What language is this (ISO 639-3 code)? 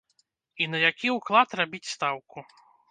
bel